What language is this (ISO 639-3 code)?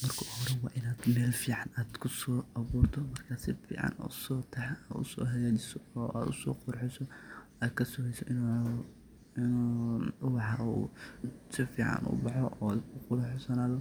som